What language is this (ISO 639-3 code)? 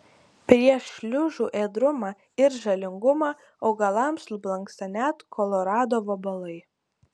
lit